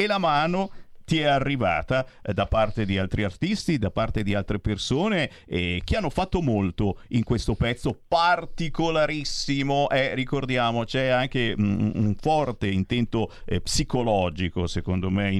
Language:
Italian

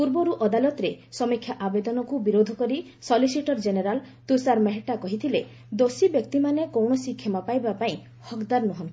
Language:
Odia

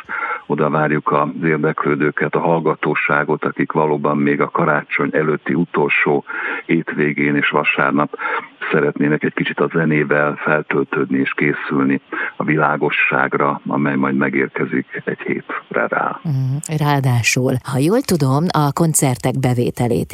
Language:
Hungarian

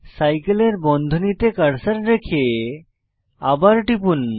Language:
Bangla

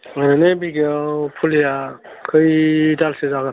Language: Bodo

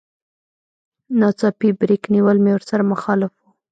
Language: Pashto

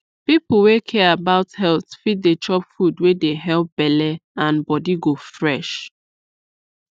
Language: Nigerian Pidgin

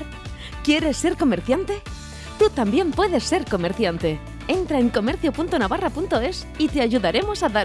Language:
Spanish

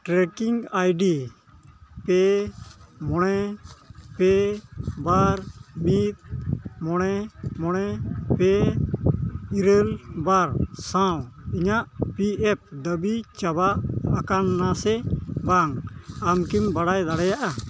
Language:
Santali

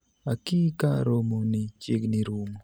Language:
Luo (Kenya and Tanzania)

